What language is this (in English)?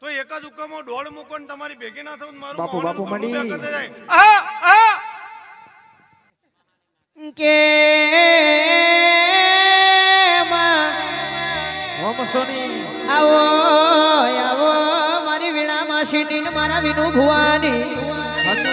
Gujarati